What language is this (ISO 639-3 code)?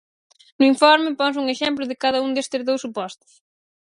glg